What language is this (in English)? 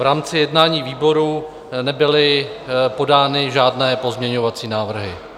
Czech